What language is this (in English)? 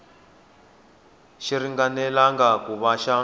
Tsonga